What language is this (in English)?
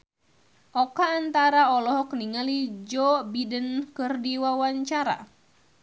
Sundanese